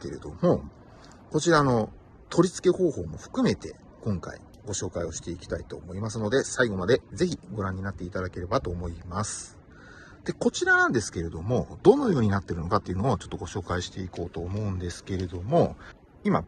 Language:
Japanese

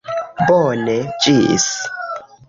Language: Esperanto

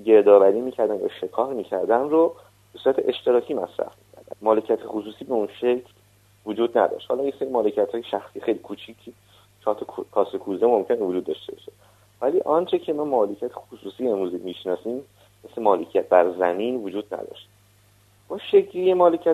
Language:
Persian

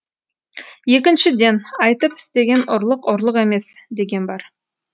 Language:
Kazakh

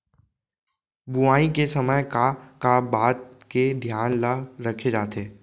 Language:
Chhattisgarhi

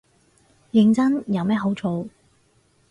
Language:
Cantonese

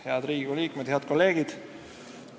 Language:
Estonian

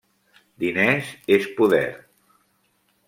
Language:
Catalan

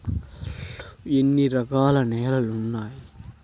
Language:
Telugu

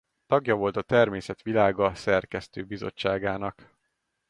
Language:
Hungarian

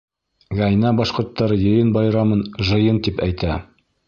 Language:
Bashkir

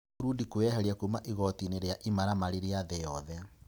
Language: Kikuyu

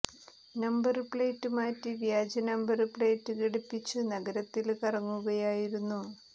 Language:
Malayalam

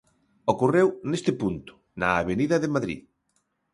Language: Galician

